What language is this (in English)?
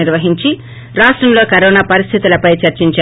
Telugu